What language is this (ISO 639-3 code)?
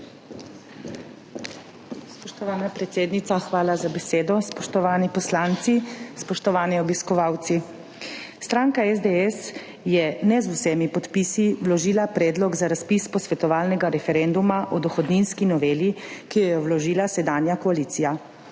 slv